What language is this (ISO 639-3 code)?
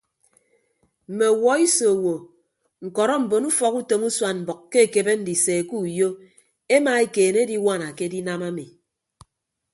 ibb